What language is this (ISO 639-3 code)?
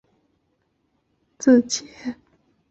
zho